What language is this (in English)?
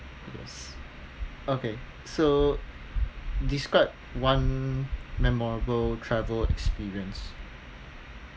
English